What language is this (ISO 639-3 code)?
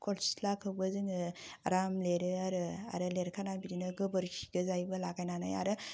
brx